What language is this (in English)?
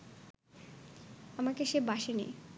Bangla